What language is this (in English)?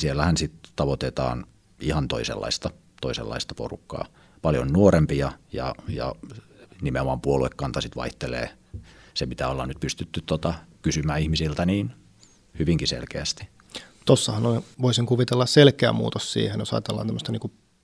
Finnish